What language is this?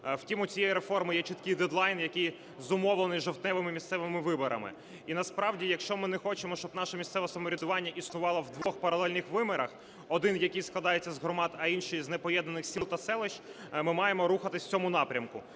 Ukrainian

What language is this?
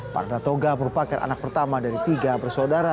Indonesian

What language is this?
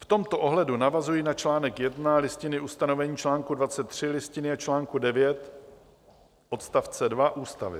Czech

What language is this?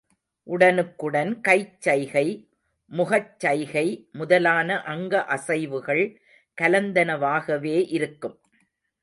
Tamil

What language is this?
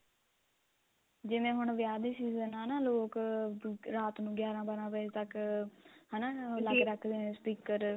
Punjabi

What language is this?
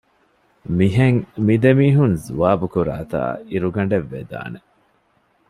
Divehi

